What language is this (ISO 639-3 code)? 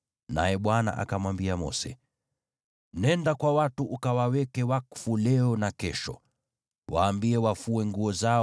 swa